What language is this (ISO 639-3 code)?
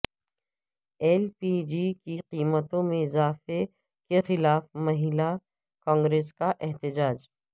urd